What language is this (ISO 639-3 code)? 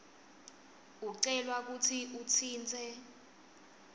ssw